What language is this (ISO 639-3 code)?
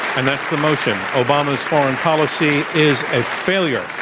eng